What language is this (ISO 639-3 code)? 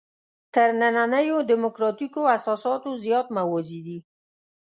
pus